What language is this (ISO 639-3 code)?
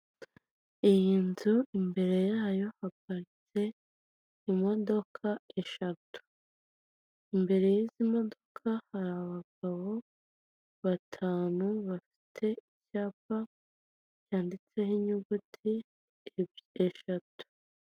kin